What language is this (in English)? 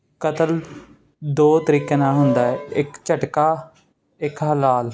Punjabi